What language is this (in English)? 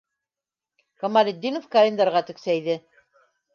Bashkir